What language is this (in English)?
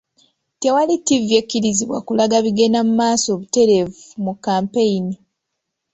Ganda